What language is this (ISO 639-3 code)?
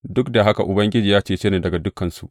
hau